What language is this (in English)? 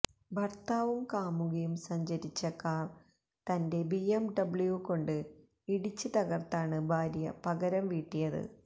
Malayalam